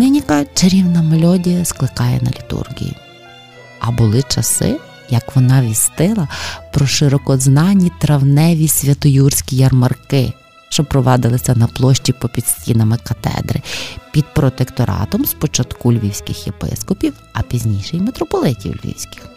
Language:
Ukrainian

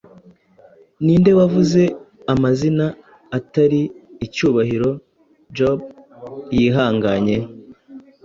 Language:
Kinyarwanda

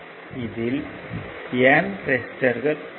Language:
Tamil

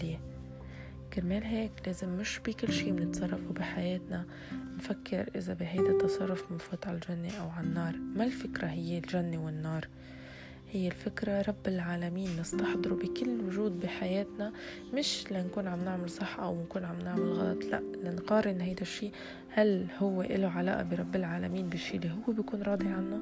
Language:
Arabic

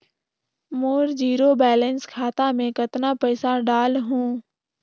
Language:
Chhattisgarhi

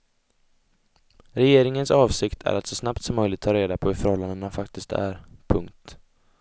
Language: Swedish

